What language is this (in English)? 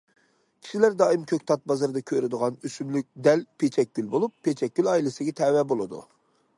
Uyghur